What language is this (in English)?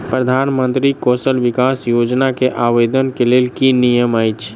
Maithili